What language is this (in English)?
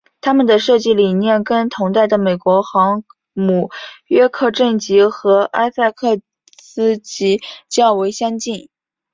Chinese